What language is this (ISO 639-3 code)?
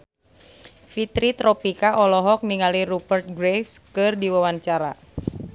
sun